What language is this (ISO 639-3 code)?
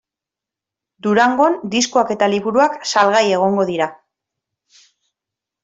eus